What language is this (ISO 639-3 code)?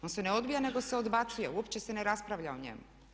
hrv